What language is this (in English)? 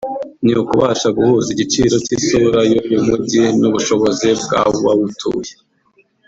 Kinyarwanda